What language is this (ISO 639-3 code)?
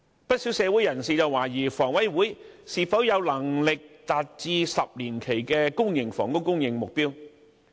yue